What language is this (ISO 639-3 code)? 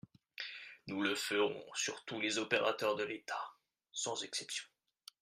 fra